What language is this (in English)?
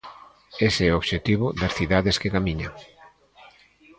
Galician